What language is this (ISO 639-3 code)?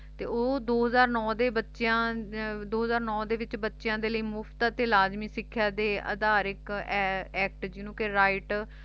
pan